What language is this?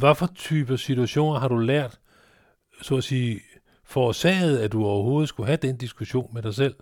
Danish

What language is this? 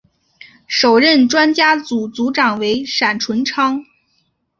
Chinese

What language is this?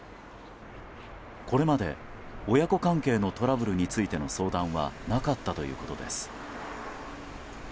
Japanese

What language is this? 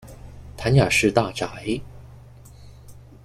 Chinese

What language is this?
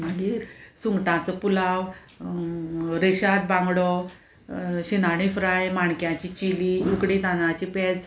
Konkani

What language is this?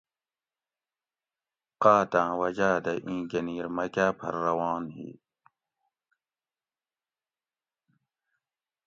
Gawri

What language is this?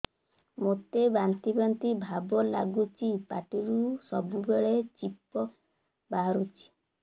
Odia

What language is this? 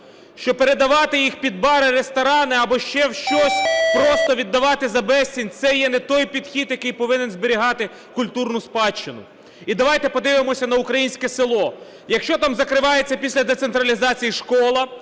Ukrainian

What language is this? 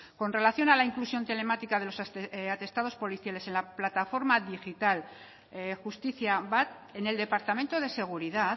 Spanish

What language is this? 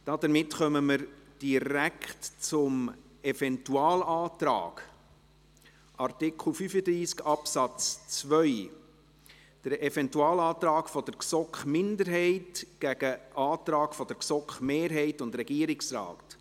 Swiss German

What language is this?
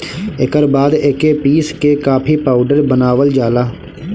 Bhojpuri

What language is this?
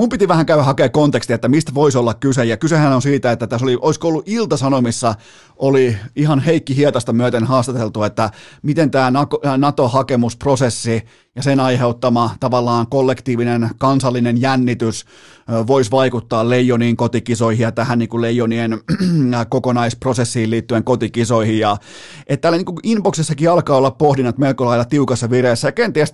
Finnish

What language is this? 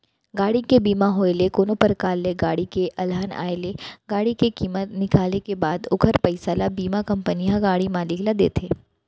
Chhattisgarhi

